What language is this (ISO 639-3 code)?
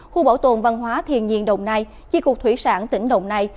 vie